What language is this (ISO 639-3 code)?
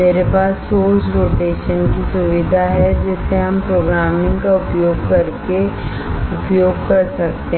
hin